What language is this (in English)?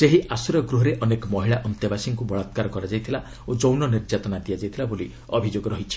Odia